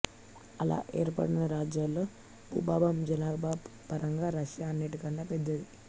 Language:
Telugu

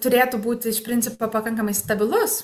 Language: Lithuanian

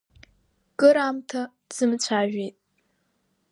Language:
Abkhazian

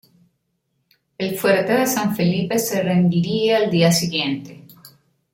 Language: Spanish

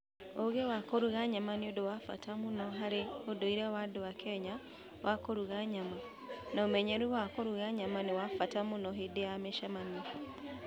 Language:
Kikuyu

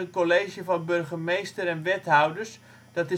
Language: Dutch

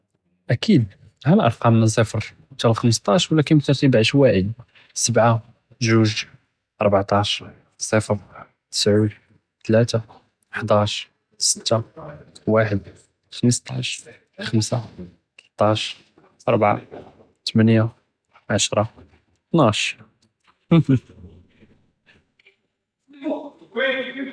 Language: Judeo-Arabic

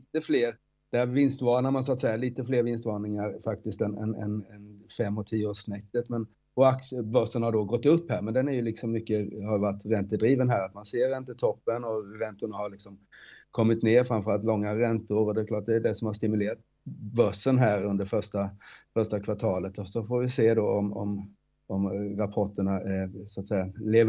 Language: Swedish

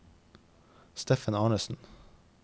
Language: Norwegian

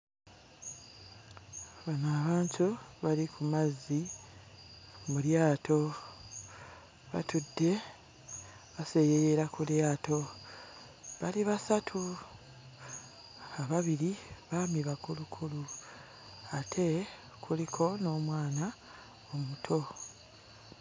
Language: Ganda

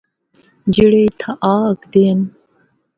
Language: Northern Hindko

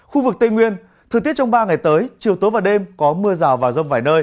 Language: Vietnamese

